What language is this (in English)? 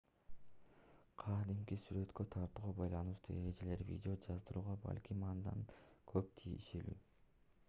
Kyrgyz